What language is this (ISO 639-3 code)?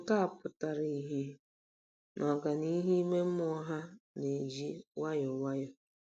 ibo